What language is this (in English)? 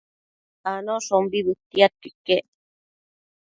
Matsés